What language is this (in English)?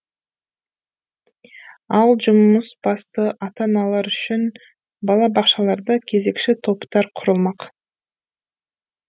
Kazakh